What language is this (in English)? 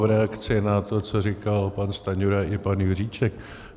Czech